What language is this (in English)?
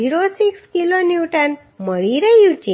Gujarati